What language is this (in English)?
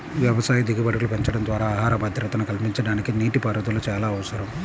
Telugu